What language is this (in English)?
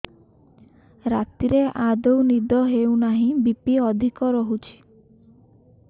Odia